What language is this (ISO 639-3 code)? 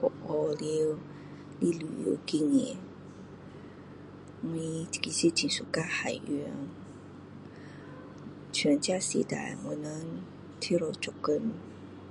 cdo